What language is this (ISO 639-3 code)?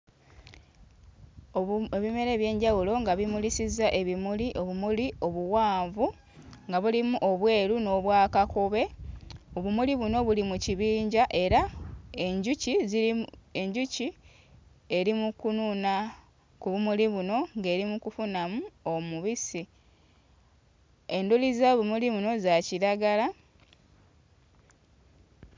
lug